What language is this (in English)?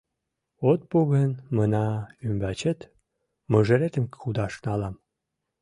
Mari